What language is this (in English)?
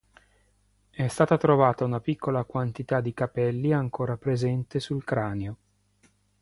Italian